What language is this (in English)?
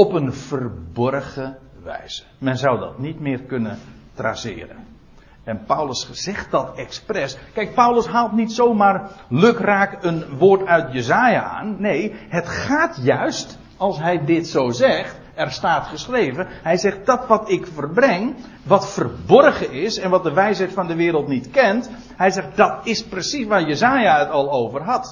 Dutch